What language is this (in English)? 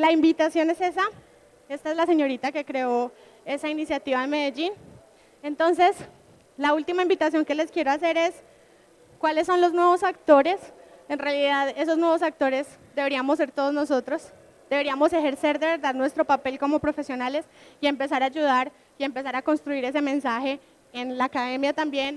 Spanish